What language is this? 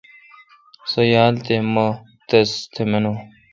Kalkoti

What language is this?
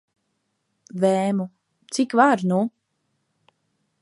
Latvian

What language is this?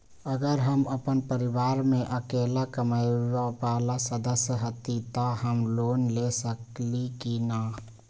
Magahi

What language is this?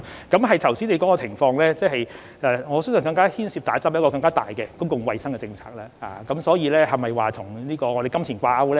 Cantonese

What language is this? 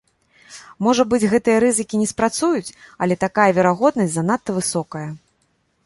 Belarusian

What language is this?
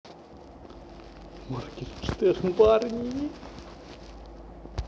Russian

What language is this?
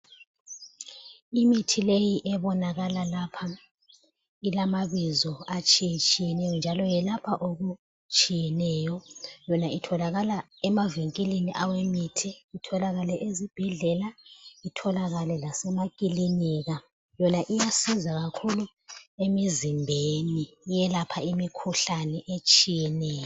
North Ndebele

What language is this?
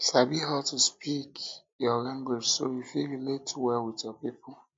Nigerian Pidgin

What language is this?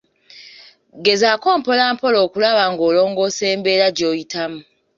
Ganda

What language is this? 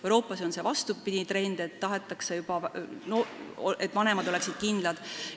Estonian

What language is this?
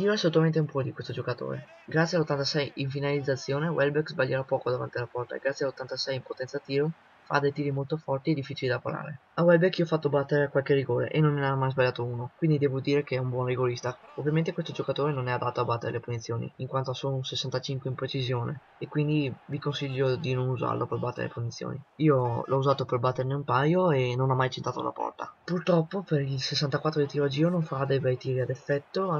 Italian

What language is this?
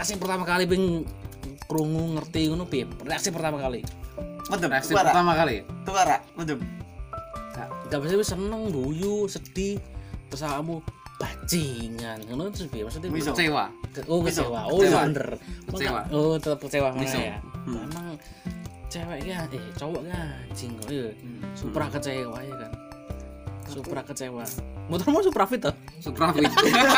Indonesian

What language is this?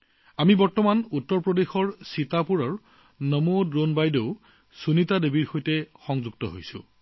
Assamese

